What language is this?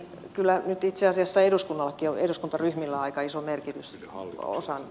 Finnish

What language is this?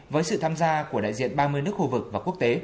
Vietnamese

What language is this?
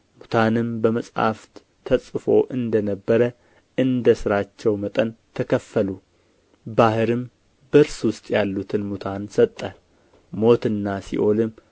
Amharic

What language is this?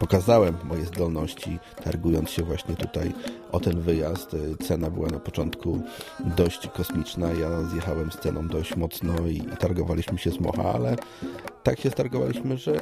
Polish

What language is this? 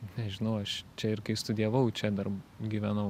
Lithuanian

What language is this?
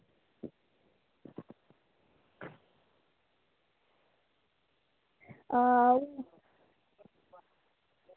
Dogri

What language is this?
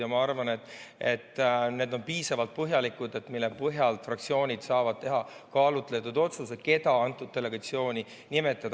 Estonian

